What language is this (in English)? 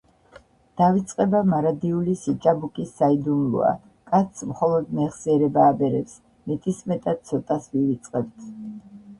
Georgian